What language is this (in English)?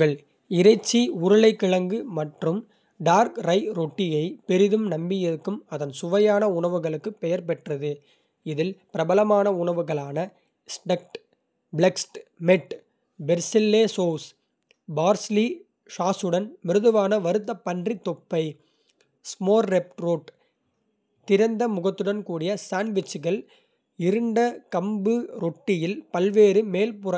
Kota (India)